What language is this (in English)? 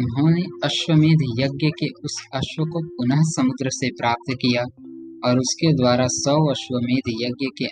Hindi